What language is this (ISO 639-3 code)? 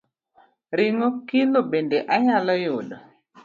luo